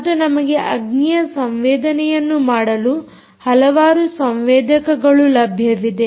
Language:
Kannada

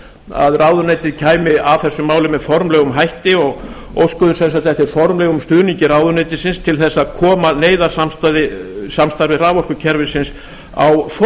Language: Icelandic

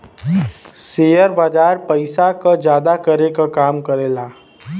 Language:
Bhojpuri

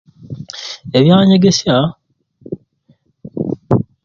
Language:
Ruuli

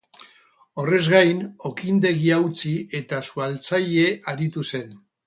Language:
Basque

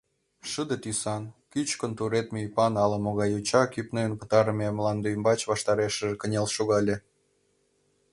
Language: Mari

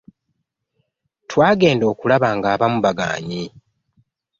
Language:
Ganda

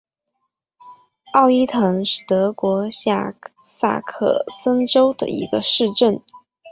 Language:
Chinese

